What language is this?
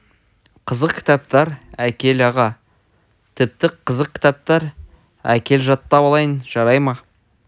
Kazakh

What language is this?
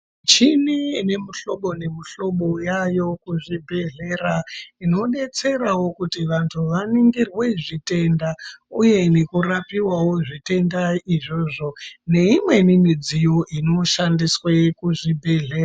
Ndau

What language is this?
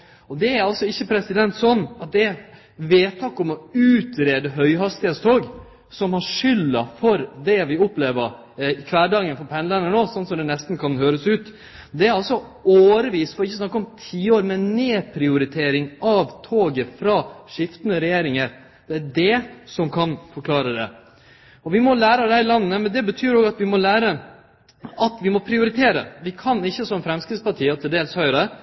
Norwegian Nynorsk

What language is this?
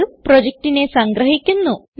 Malayalam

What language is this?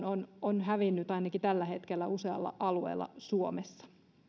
Finnish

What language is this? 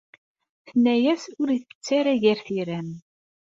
Kabyle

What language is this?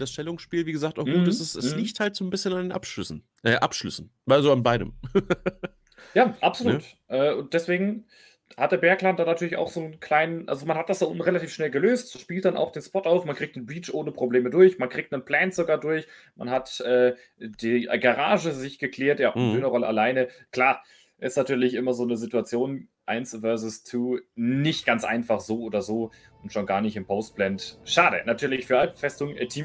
German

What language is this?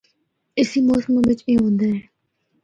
Northern Hindko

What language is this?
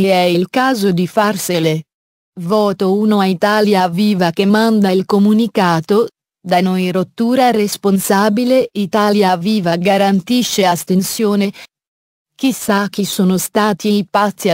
Italian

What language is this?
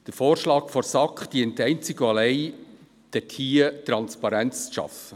Swiss German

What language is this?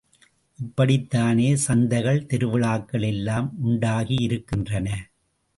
Tamil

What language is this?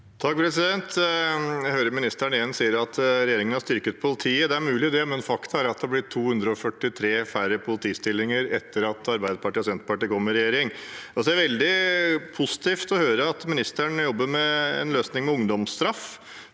Norwegian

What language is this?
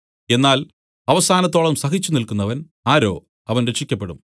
Malayalam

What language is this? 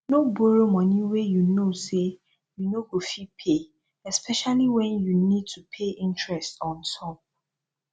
Nigerian Pidgin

